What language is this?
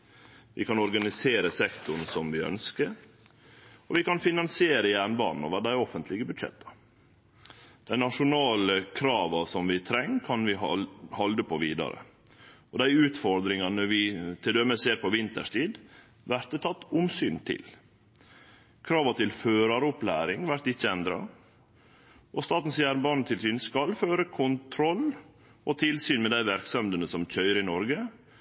Norwegian Nynorsk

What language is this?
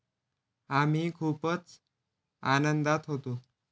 Marathi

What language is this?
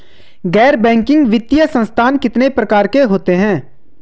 Hindi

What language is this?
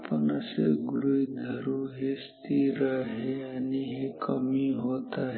Marathi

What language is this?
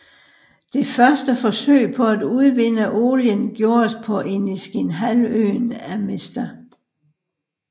Danish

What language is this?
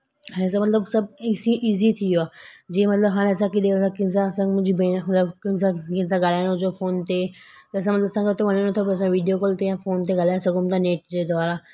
Sindhi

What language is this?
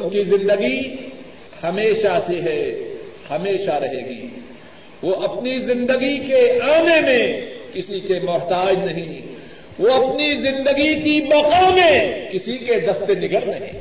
Urdu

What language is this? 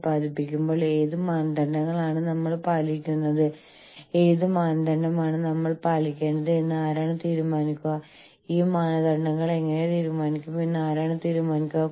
Malayalam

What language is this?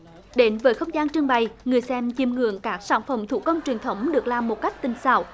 Vietnamese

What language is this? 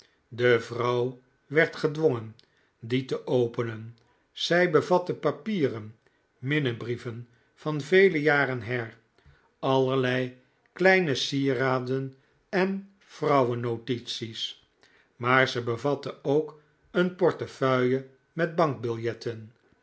Dutch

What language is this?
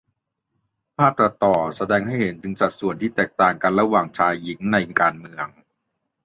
Thai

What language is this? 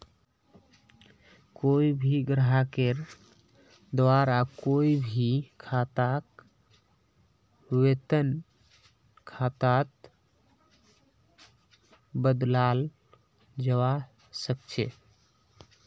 Magahi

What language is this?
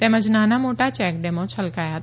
Gujarati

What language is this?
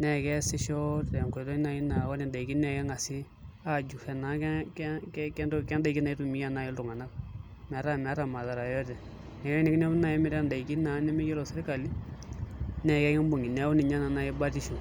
Masai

